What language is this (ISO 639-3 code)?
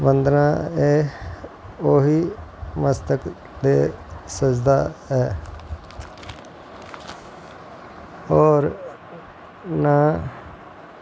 doi